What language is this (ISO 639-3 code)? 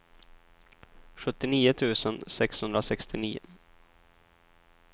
swe